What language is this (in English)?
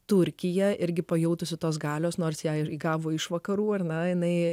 Lithuanian